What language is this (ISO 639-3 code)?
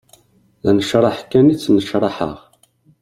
kab